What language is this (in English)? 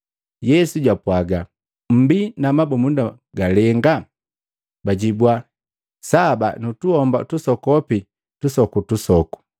Matengo